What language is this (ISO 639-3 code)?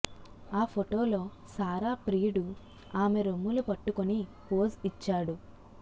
tel